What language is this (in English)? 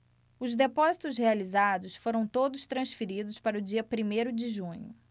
Portuguese